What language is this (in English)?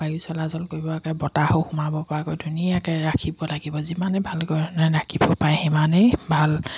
Assamese